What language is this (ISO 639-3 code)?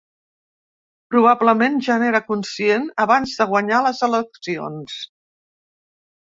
cat